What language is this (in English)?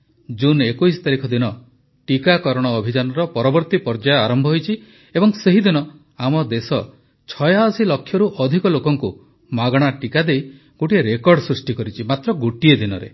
Odia